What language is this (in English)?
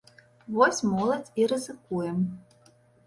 Belarusian